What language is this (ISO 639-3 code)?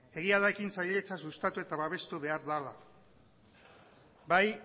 eus